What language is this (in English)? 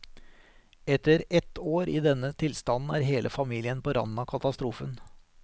Norwegian